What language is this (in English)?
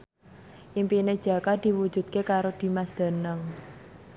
Javanese